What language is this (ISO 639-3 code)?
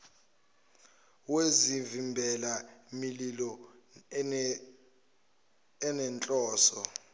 zul